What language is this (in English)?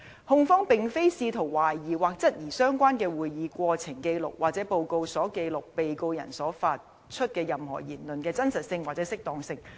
Cantonese